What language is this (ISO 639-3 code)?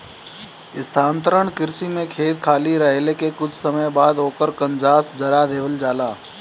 bho